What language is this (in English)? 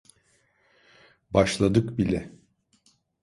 Turkish